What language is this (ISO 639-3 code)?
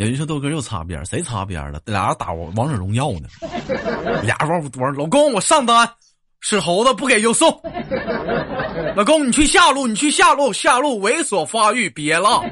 zho